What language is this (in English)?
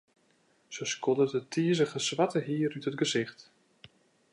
Western Frisian